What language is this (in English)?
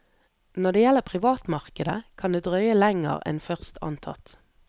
Norwegian